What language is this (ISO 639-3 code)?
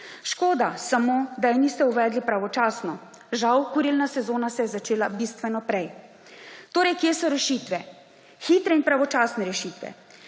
slv